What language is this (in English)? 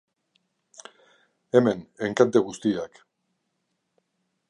Basque